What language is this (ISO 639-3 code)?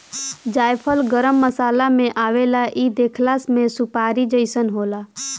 bho